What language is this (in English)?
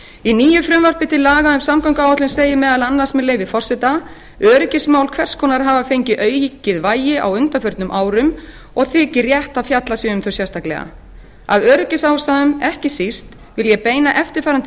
Icelandic